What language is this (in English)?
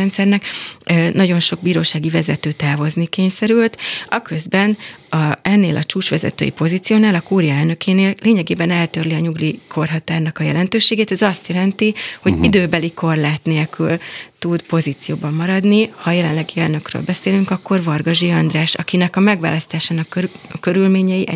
Hungarian